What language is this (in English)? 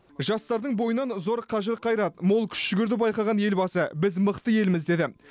Kazakh